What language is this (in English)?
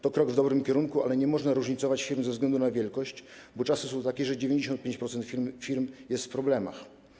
Polish